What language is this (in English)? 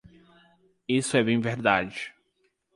Portuguese